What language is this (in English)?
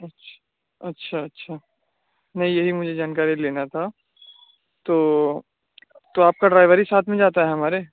Urdu